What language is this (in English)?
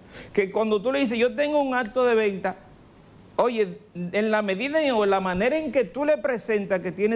Spanish